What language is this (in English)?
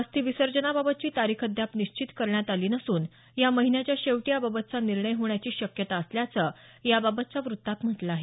Marathi